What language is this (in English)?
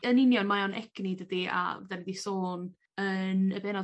Welsh